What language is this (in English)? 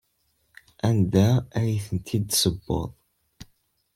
Kabyle